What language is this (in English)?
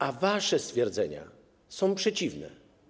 Polish